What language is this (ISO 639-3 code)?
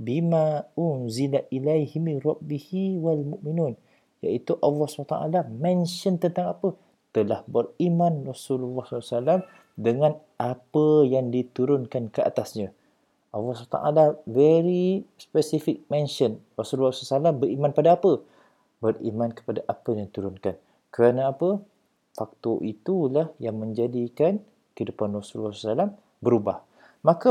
msa